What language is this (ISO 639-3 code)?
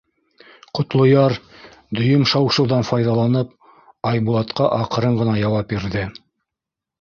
bak